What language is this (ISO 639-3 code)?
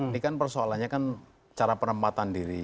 ind